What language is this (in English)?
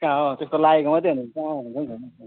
Nepali